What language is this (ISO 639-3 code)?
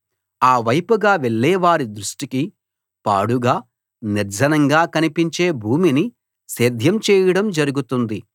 tel